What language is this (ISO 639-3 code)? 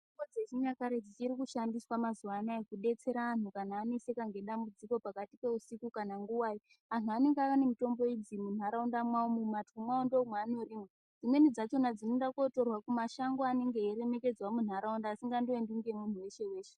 ndc